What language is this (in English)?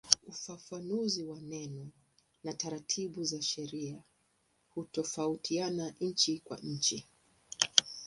Swahili